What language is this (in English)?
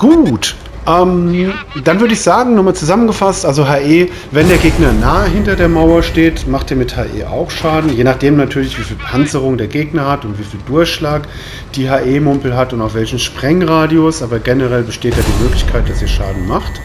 German